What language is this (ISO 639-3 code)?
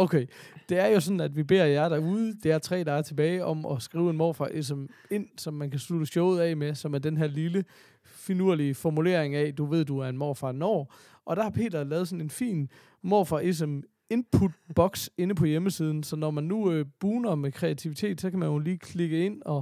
dan